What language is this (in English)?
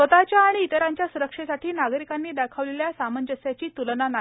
Marathi